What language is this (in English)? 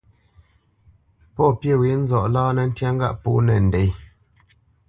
Bamenyam